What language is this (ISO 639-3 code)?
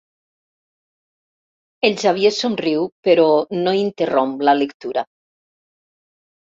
cat